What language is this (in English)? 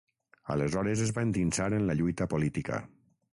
Catalan